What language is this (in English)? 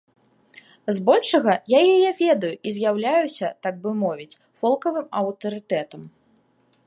Belarusian